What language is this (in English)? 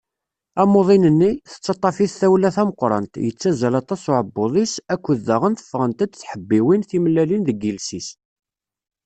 Kabyle